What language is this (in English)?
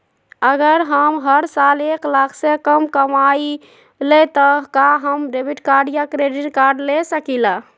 Magahi